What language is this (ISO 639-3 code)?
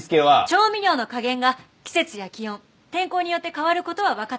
jpn